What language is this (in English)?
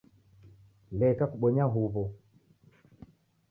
Taita